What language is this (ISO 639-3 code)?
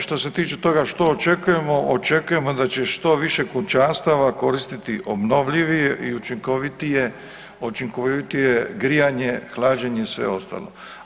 hrv